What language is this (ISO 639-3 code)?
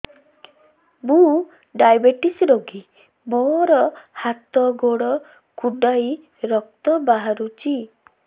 ori